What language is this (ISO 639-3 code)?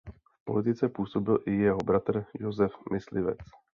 ces